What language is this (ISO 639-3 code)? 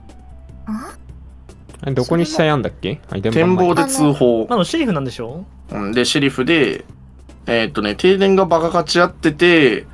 jpn